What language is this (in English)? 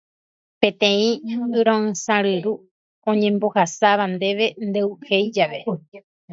Guarani